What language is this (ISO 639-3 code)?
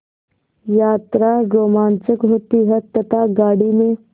hin